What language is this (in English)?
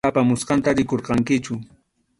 Arequipa-La Unión Quechua